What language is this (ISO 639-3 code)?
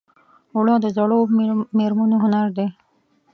pus